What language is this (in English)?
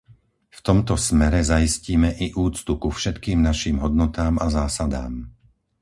Slovak